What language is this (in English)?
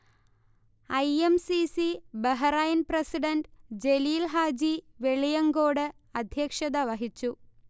Malayalam